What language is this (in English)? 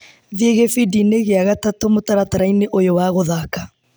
Kikuyu